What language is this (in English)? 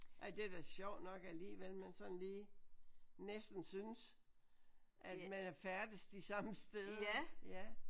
Danish